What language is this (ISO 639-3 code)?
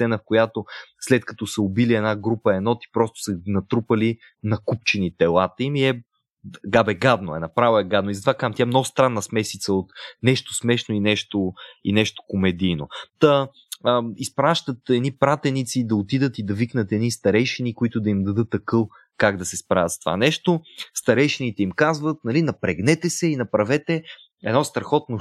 bul